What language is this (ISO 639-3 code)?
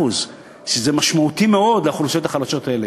heb